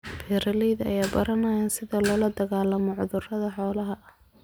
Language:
Somali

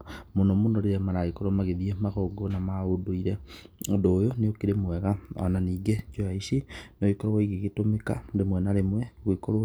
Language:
Kikuyu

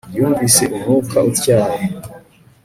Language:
Kinyarwanda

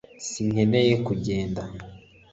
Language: Kinyarwanda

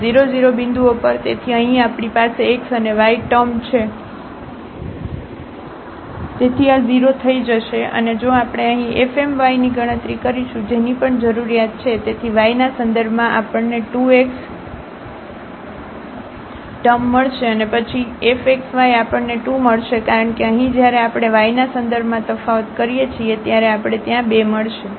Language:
Gujarati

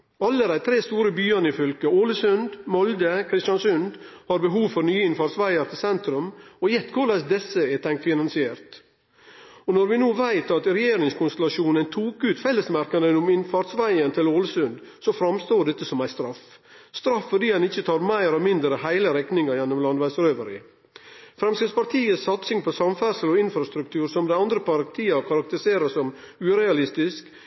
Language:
Norwegian Nynorsk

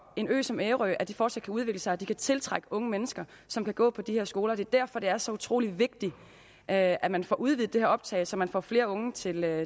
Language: Danish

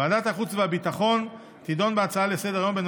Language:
Hebrew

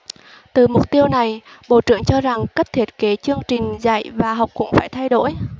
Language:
Vietnamese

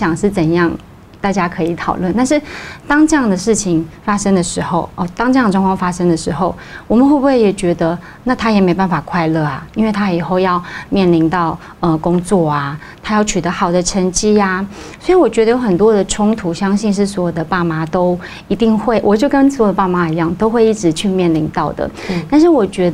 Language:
Chinese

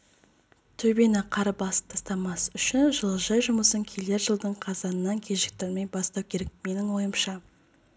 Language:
Kazakh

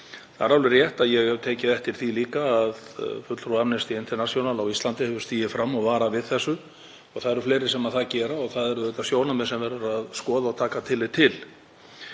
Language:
Icelandic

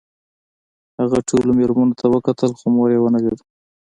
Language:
Pashto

